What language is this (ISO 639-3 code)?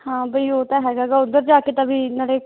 pan